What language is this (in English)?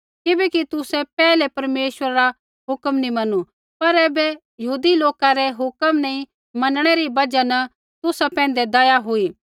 Kullu Pahari